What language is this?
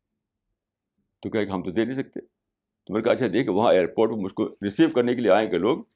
Urdu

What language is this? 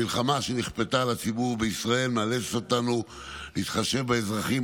Hebrew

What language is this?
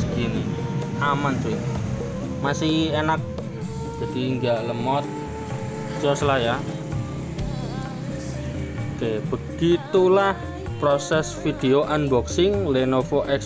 Indonesian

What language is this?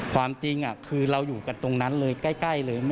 Thai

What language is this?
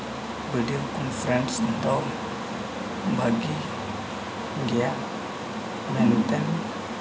Santali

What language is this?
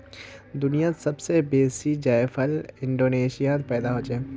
Magahi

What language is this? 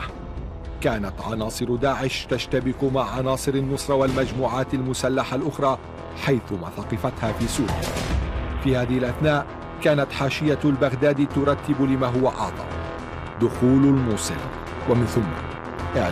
Arabic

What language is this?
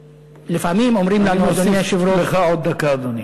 Hebrew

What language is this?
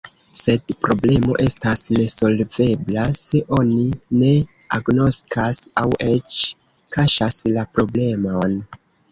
Esperanto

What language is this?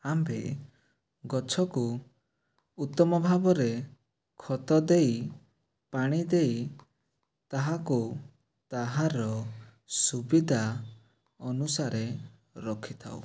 Odia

